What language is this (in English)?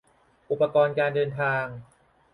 Thai